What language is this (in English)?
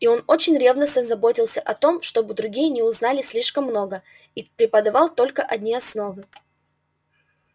Russian